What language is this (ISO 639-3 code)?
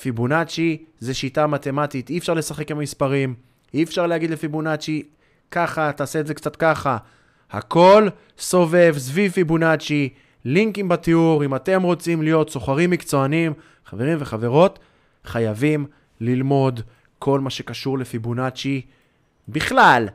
heb